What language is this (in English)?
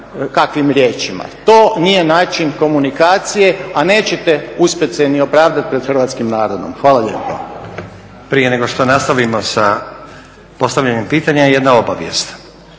Croatian